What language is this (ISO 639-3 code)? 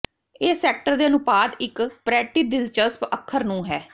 pan